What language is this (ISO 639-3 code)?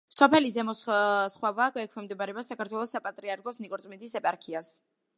kat